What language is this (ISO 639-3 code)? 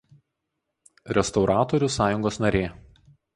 lit